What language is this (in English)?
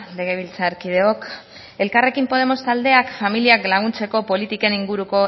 Basque